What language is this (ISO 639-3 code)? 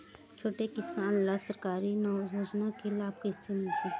hne